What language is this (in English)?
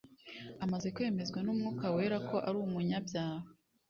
Kinyarwanda